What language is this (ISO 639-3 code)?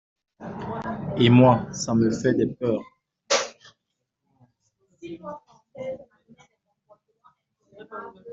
fra